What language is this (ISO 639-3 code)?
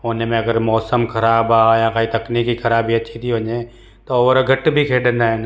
snd